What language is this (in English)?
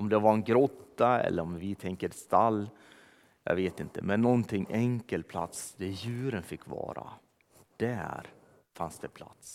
Swedish